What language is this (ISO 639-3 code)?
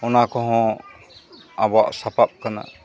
sat